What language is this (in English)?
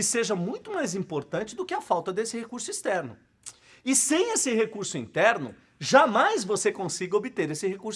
Portuguese